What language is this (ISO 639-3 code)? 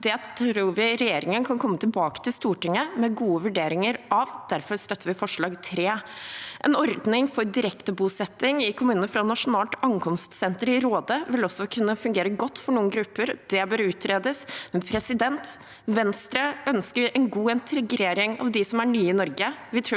nor